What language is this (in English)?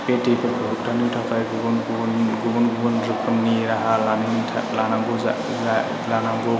Bodo